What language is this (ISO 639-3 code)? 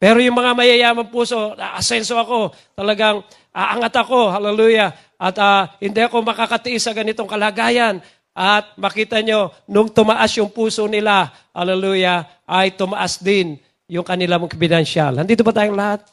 fil